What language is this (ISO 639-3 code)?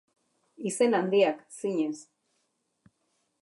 eus